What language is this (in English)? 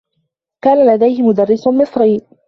Arabic